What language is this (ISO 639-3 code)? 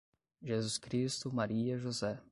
por